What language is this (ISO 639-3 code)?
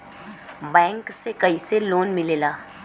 bho